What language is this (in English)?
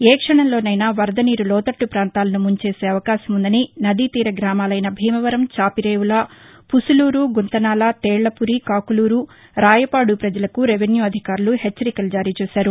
Telugu